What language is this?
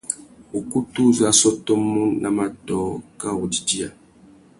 Tuki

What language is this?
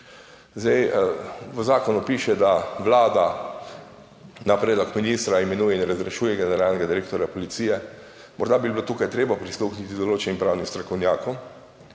Slovenian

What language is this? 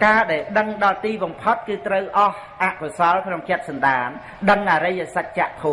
Vietnamese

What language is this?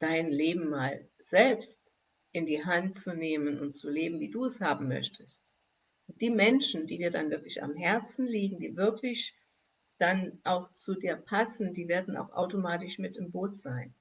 German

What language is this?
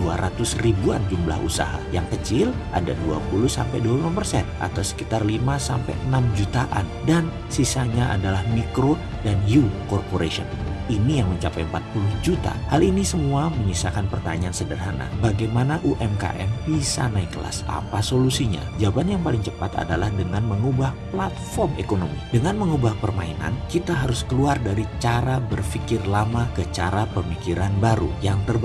Indonesian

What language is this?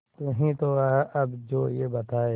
Hindi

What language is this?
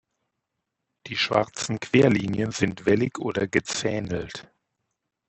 German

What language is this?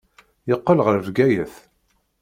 Kabyle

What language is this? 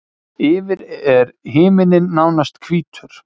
Icelandic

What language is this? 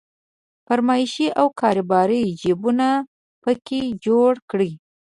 Pashto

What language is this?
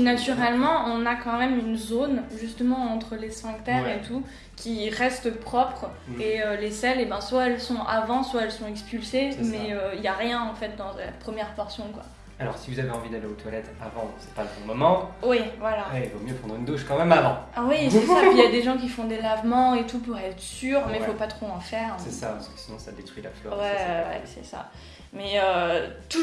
French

